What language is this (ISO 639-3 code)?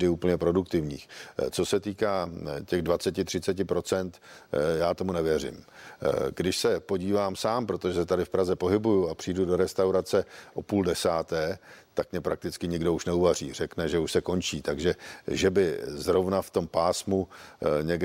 ces